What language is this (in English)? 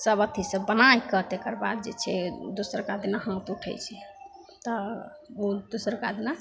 Maithili